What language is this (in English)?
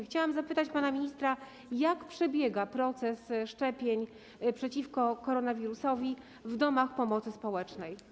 Polish